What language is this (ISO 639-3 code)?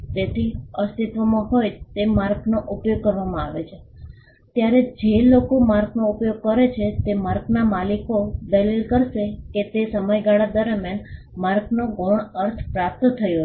guj